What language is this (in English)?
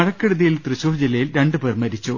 Malayalam